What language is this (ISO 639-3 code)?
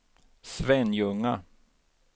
swe